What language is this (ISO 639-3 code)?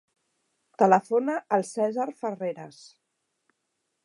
cat